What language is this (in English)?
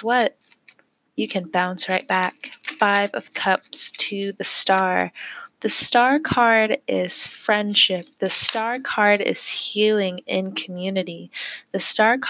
English